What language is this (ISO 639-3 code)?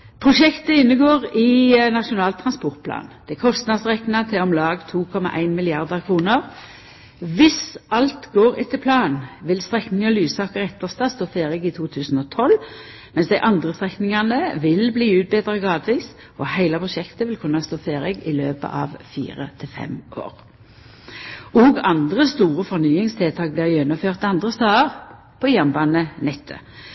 nno